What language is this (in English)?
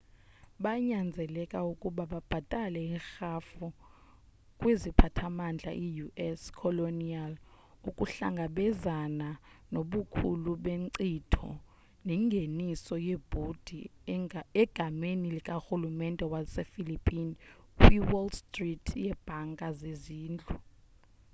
Xhosa